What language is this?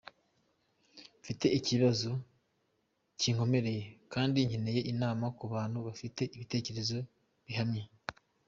Kinyarwanda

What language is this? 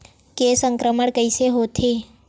Chhattisgarhi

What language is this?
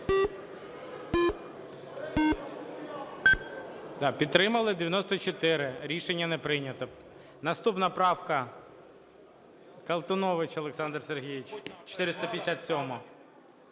Ukrainian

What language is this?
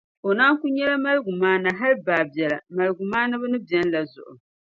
Dagbani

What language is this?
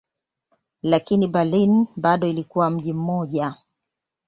Swahili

